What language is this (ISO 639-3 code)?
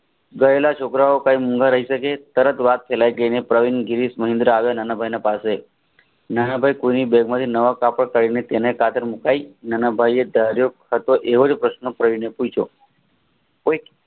guj